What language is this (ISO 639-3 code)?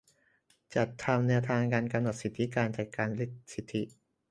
tha